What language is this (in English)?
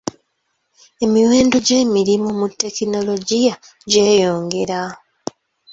Ganda